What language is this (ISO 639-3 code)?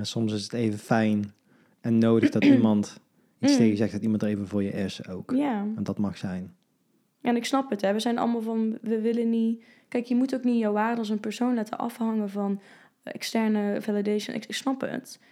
nld